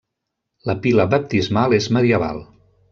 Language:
Catalan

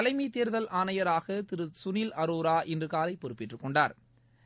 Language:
Tamil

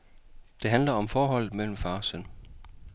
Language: Danish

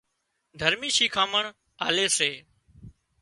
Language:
Wadiyara Koli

